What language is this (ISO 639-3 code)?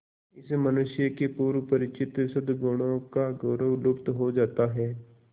hin